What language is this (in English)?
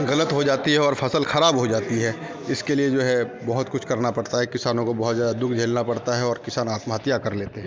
Hindi